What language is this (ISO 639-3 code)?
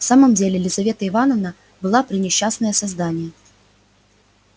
rus